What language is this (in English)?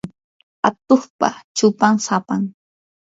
Yanahuanca Pasco Quechua